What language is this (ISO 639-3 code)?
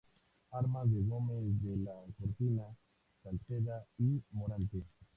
spa